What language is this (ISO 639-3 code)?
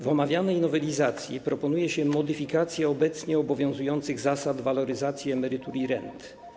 pol